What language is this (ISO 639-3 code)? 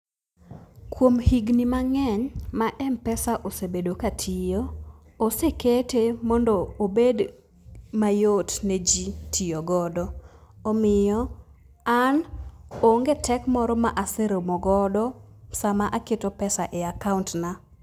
luo